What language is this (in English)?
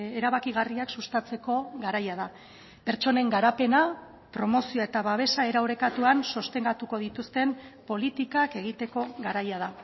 Basque